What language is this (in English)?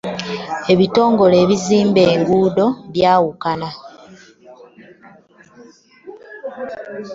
Ganda